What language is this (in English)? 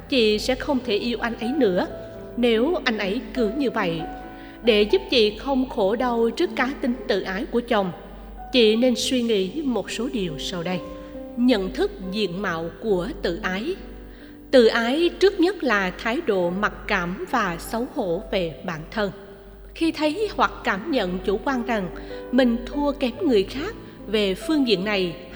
Vietnamese